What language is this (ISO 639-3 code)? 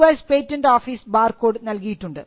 mal